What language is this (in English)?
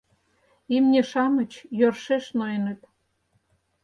Mari